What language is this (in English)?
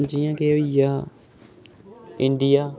Dogri